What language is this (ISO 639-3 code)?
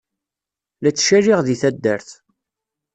kab